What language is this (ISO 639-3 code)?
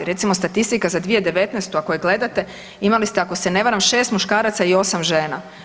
hrv